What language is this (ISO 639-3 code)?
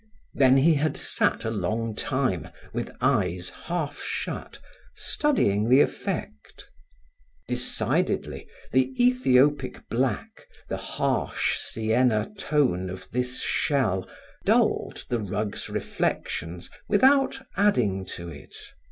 eng